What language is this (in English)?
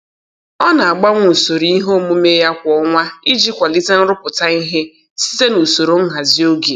Igbo